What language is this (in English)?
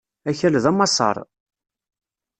Kabyle